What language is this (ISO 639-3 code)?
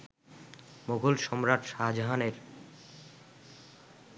ben